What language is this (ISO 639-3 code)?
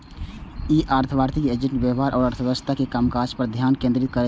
mai